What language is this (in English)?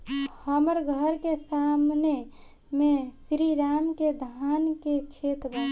Bhojpuri